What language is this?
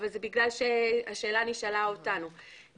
Hebrew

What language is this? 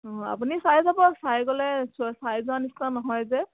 Assamese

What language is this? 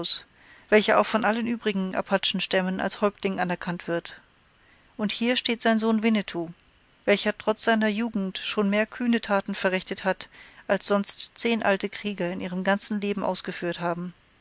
German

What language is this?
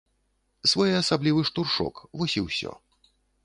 Belarusian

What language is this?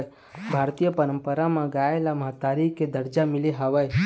Chhattisgarhi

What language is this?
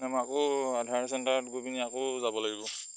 Assamese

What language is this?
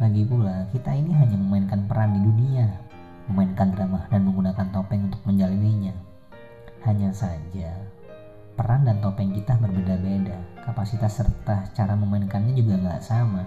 Indonesian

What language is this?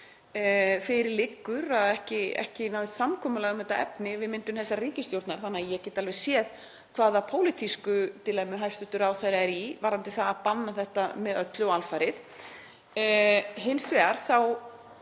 Icelandic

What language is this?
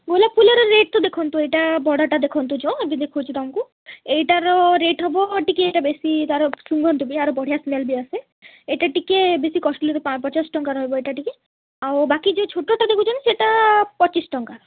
Odia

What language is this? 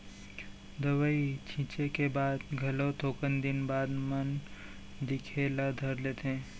Chhattisgarhi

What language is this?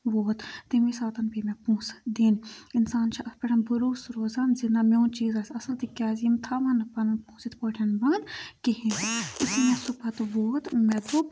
Kashmiri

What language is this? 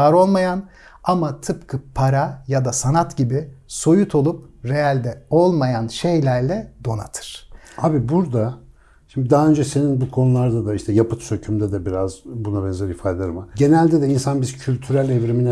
Turkish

